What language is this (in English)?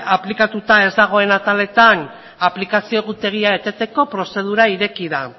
Basque